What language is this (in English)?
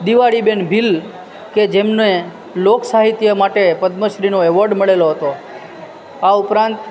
Gujarati